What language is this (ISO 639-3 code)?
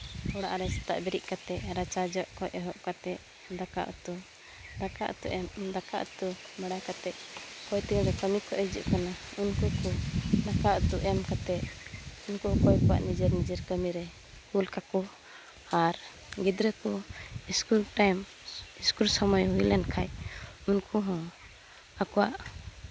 sat